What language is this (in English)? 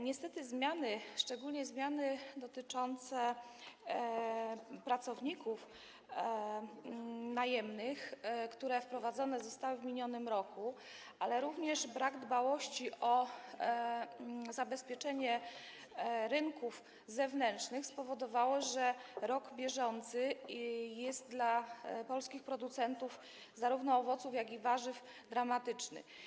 Polish